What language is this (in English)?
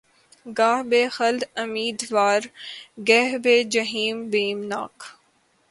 Urdu